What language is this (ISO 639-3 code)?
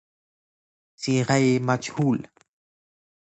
fas